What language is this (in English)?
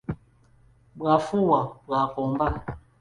Ganda